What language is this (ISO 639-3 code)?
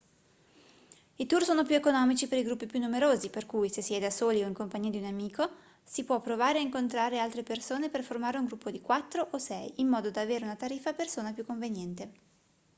ita